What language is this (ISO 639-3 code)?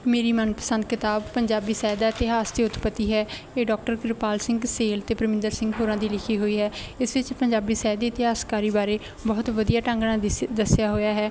pan